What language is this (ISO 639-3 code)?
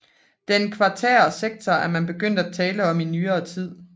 dan